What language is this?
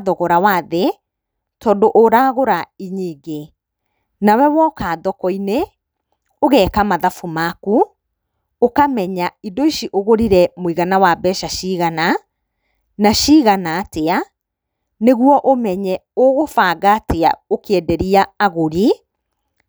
Kikuyu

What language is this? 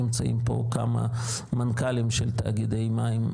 Hebrew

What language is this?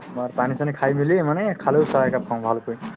Assamese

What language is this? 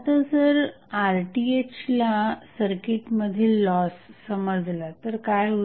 Marathi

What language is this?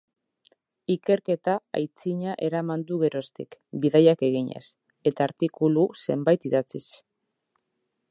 Basque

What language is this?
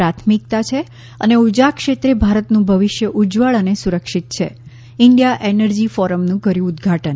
Gujarati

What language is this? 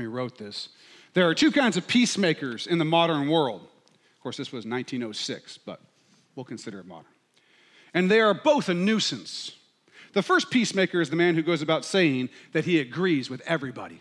English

